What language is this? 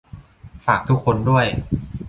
Thai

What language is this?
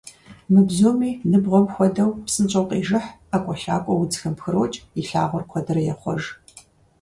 Kabardian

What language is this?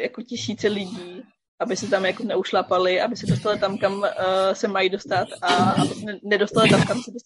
Czech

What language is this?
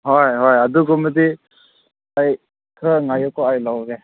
Manipuri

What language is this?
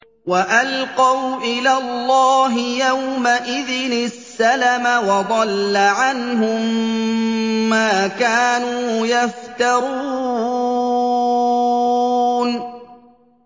Arabic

